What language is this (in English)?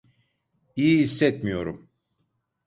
Turkish